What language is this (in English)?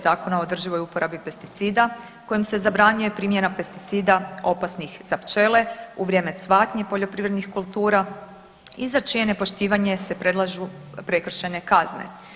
Croatian